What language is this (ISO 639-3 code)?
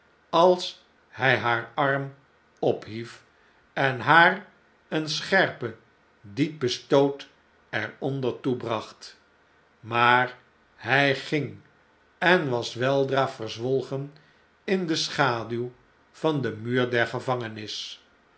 nld